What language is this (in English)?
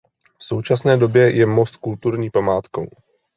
Czech